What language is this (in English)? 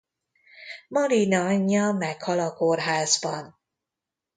Hungarian